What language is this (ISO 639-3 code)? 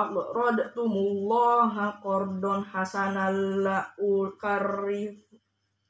ind